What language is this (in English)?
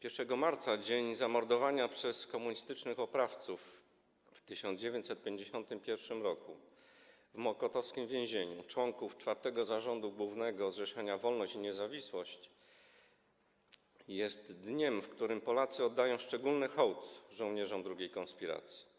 Polish